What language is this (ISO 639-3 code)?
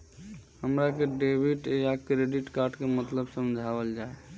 bho